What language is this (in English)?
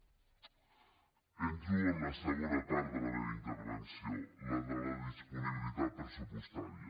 Catalan